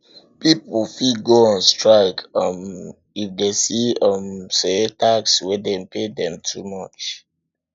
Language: Nigerian Pidgin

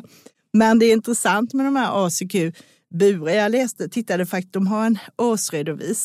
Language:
Swedish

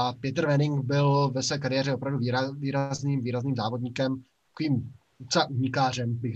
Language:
Czech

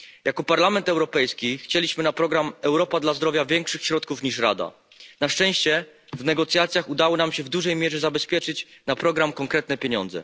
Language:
Polish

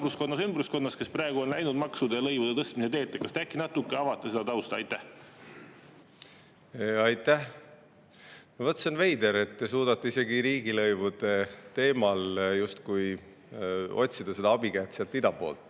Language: Estonian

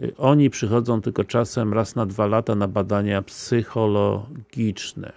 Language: Polish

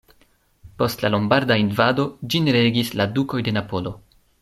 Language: Esperanto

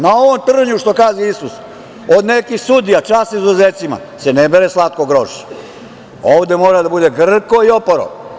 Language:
Serbian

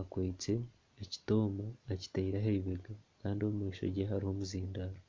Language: Nyankole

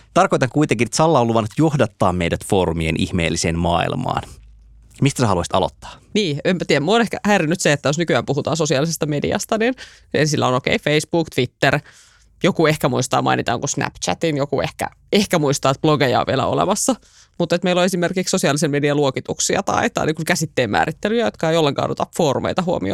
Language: Finnish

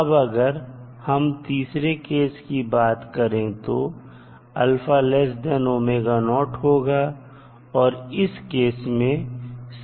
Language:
Hindi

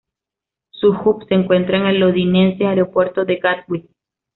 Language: Spanish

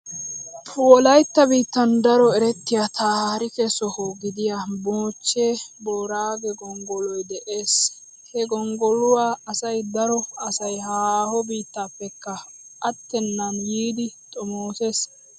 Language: Wolaytta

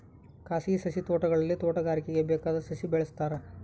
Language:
Kannada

